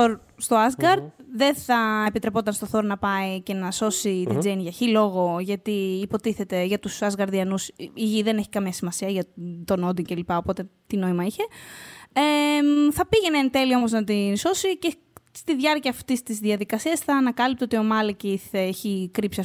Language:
Greek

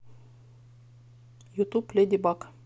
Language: Russian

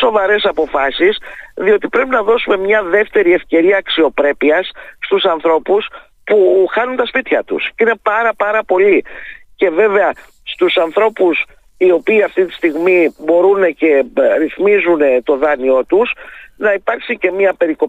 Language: Greek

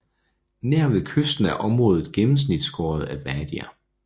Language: Danish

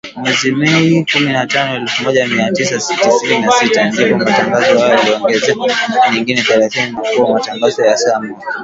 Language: Swahili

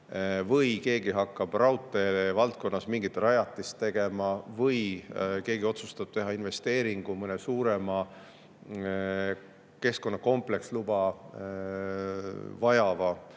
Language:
Estonian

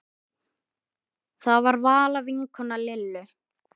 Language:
Icelandic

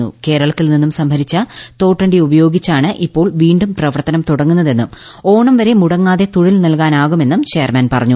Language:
Malayalam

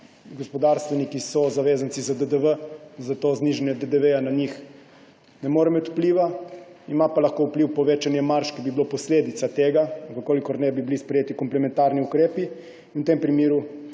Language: Slovenian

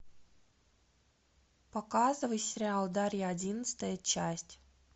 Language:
Russian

